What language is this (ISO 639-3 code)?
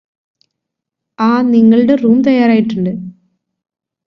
mal